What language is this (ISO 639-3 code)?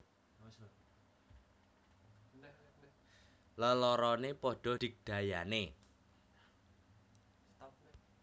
jav